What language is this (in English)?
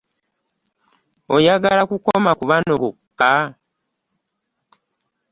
Ganda